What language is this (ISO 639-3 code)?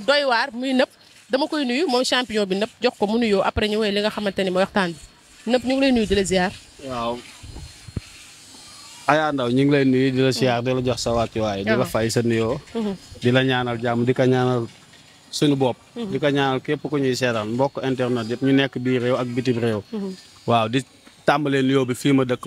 ind